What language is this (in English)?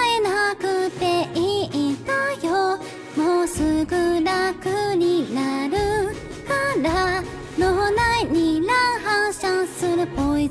Japanese